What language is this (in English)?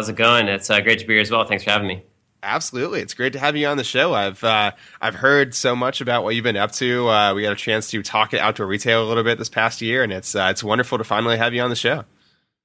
English